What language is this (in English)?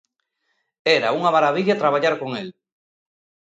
Galician